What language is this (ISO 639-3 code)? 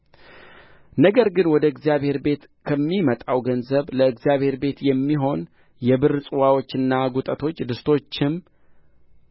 amh